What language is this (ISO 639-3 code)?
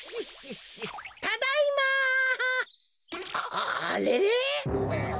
jpn